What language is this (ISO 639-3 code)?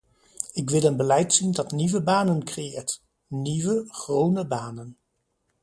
nld